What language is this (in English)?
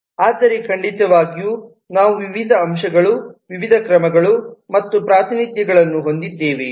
Kannada